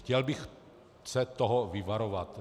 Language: Czech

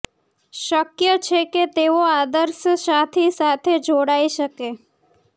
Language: Gujarati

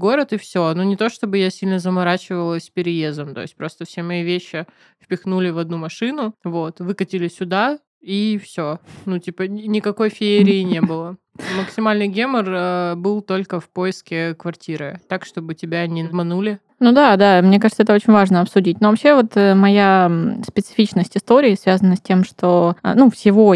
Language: Russian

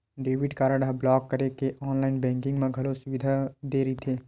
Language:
Chhattisgarhi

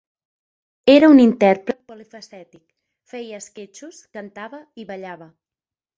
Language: Catalan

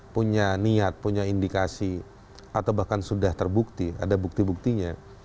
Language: Indonesian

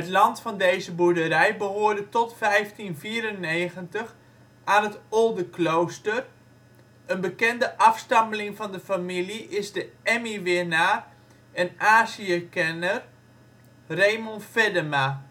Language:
Dutch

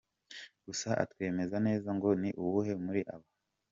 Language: Kinyarwanda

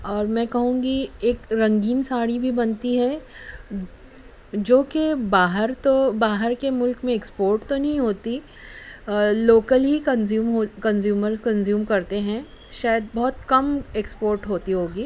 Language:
Urdu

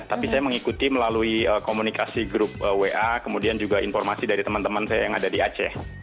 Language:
Indonesian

